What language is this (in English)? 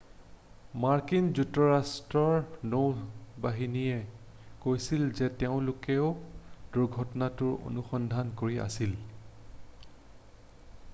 Assamese